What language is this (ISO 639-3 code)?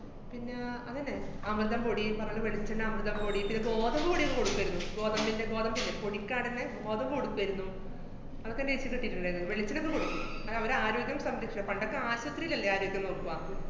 mal